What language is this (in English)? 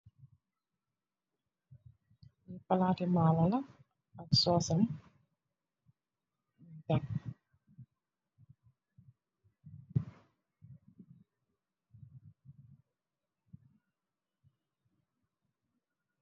Wolof